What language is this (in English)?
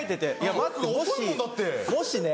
Japanese